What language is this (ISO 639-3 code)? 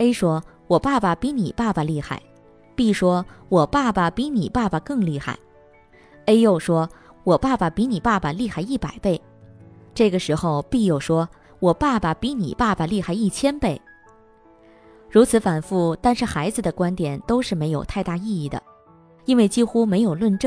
zho